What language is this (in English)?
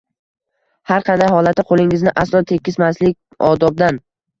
Uzbek